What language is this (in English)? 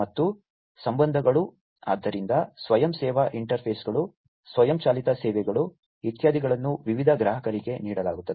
Kannada